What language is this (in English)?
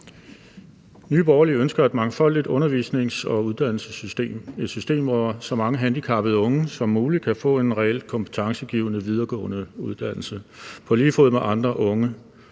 Danish